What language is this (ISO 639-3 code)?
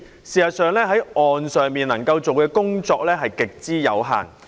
yue